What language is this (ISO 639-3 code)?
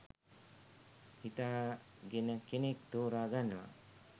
sin